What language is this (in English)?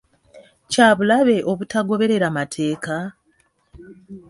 Ganda